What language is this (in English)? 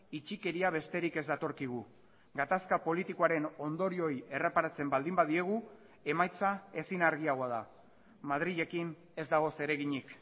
Basque